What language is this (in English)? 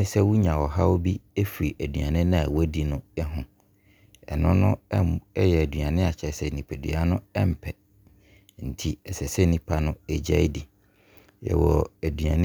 Abron